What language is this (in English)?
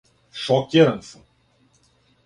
Serbian